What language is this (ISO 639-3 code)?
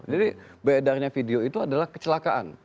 ind